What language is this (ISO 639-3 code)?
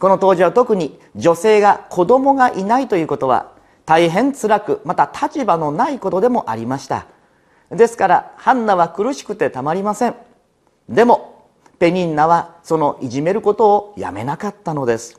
jpn